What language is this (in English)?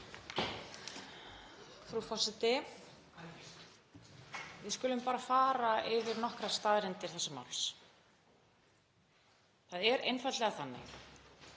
Icelandic